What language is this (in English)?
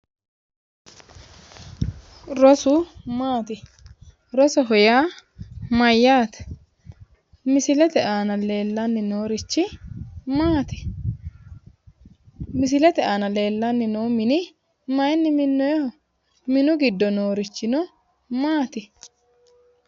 Sidamo